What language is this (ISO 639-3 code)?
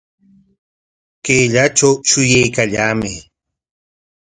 qwa